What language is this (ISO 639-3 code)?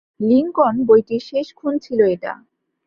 ben